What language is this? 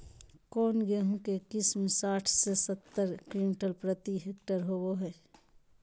Magahi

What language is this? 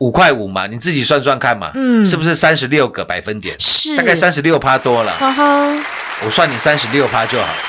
Chinese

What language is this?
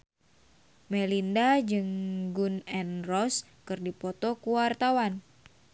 Sundanese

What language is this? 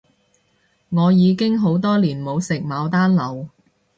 Cantonese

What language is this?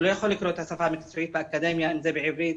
Hebrew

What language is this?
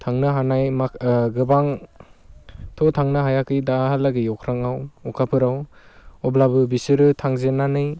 Bodo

